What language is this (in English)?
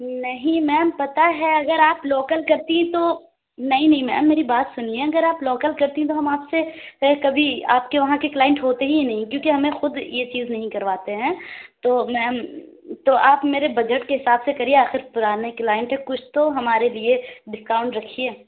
Urdu